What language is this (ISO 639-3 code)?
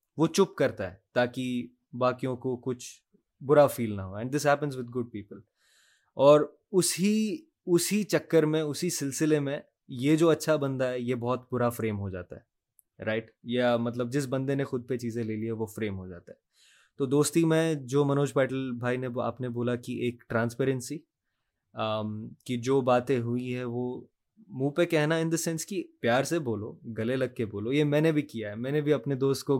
urd